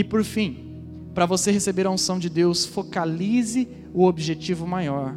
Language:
Portuguese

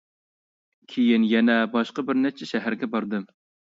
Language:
Uyghur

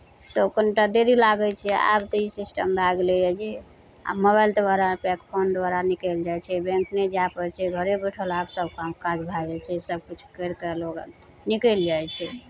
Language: Maithili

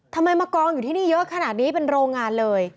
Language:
Thai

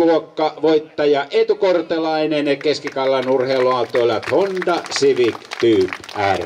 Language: Finnish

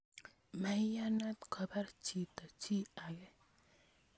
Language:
Kalenjin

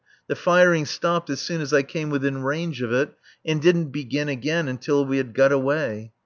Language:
English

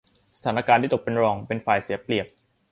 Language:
Thai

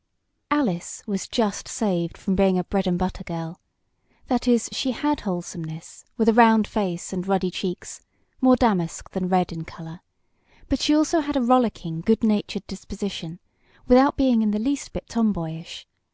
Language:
English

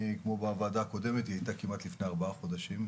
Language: Hebrew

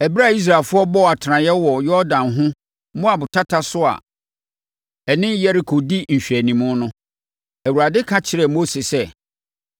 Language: Akan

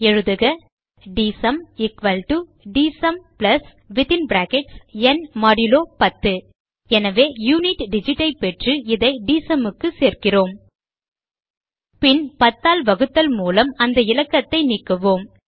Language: Tamil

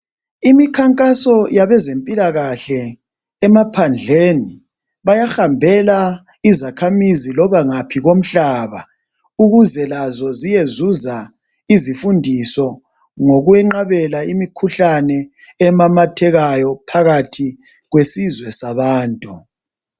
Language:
North Ndebele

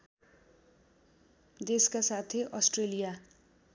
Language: Nepali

